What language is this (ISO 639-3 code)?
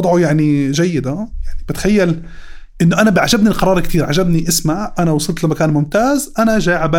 ara